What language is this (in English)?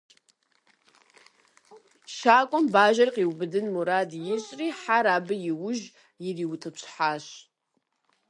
Kabardian